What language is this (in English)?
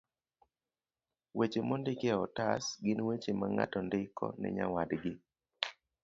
Luo (Kenya and Tanzania)